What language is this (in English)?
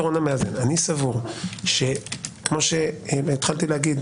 Hebrew